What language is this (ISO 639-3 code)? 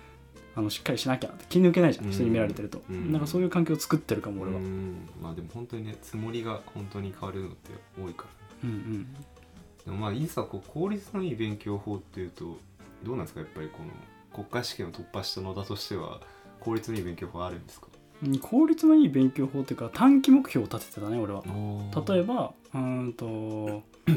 jpn